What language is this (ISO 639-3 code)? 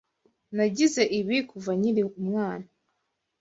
kin